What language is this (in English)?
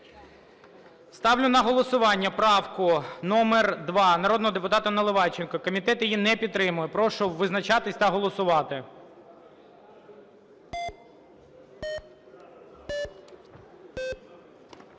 Ukrainian